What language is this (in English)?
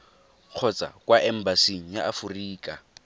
Tswana